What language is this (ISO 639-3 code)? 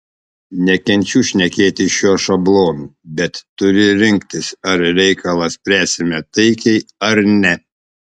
lit